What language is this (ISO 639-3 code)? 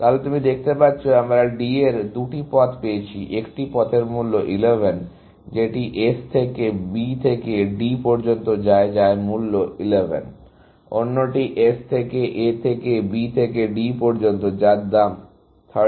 ben